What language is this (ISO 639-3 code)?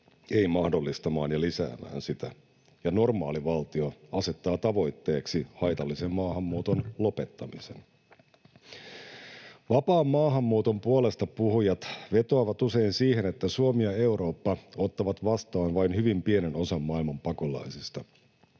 fin